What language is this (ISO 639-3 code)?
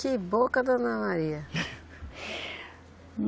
por